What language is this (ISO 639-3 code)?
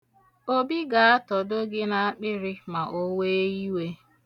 ibo